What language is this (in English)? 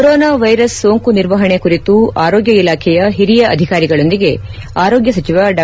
Kannada